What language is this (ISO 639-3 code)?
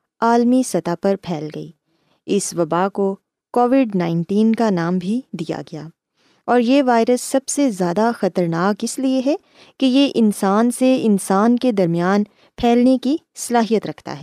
urd